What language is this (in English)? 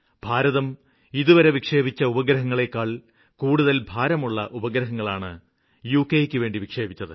Malayalam